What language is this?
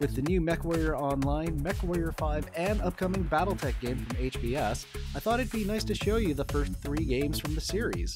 English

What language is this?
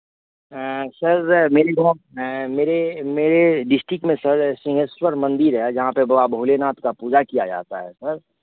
Hindi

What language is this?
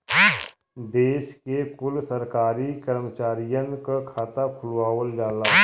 Bhojpuri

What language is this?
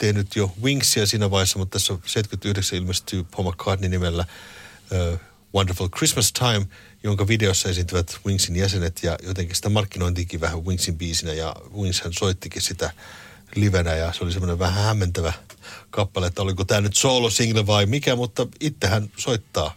Finnish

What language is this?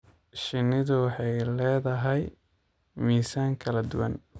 Somali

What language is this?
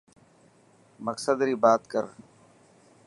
Dhatki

